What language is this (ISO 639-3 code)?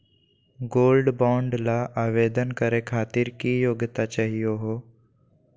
mag